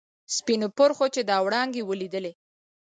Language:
Pashto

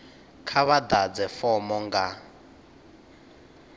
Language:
Venda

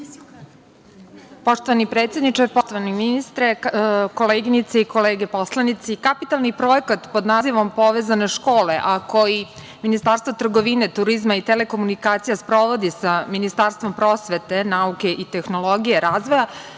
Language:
Serbian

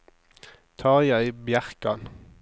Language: Norwegian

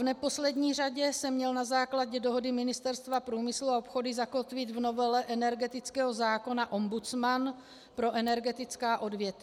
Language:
Czech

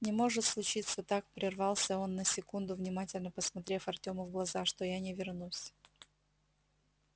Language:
Russian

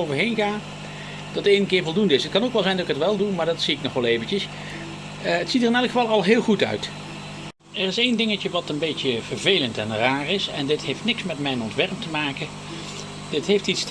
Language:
Dutch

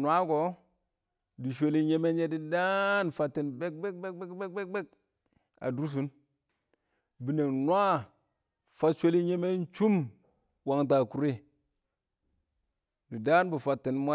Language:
Awak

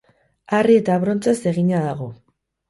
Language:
Basque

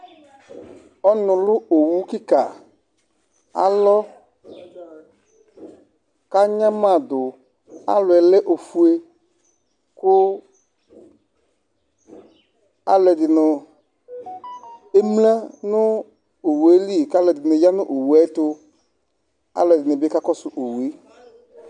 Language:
Ikposo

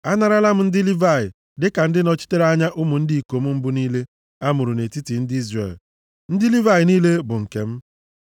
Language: Igbo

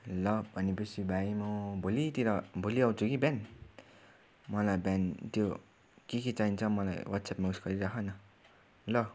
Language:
Nepali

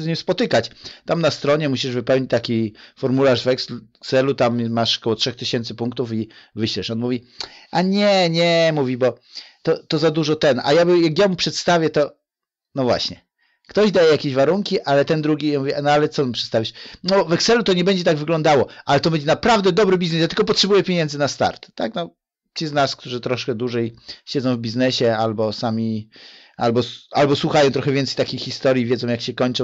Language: Polish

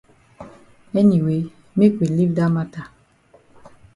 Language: Cameroon Pidgin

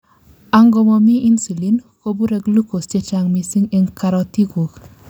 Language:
Kalenjin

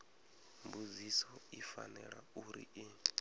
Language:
Venda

